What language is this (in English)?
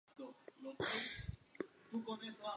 Spanish